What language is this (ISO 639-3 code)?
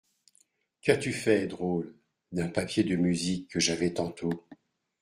fra